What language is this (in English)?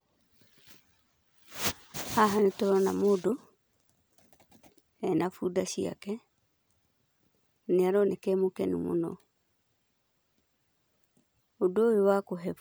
Kikuyu